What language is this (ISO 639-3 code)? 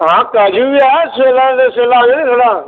doi